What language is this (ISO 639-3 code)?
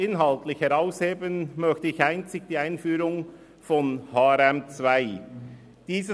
gsw